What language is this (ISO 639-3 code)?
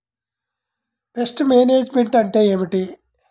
tel